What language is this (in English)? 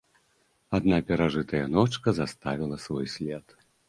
Belarusian